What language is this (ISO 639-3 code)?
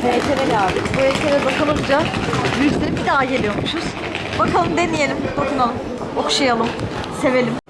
tur